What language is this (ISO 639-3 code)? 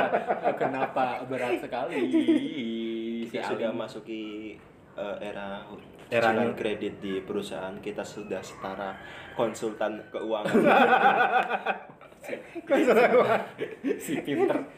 ind